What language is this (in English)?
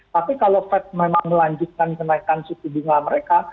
Indonesian